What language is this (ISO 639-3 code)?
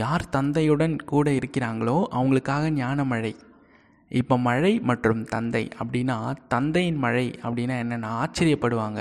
tam